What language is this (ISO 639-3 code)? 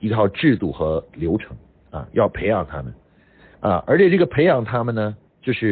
zho